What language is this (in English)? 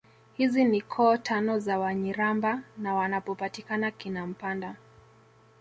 Swahili